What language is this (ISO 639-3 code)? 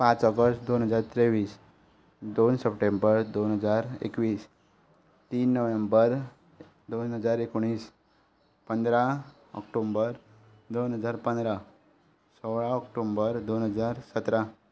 kok